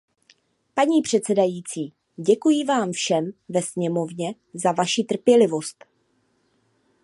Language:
Czech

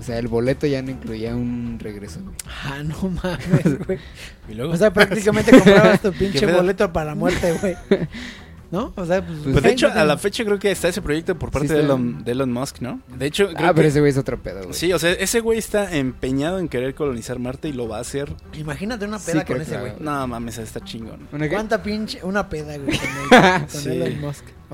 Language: Spanish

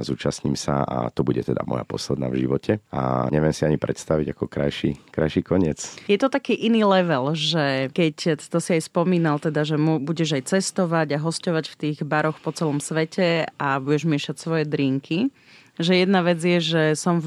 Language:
Slovak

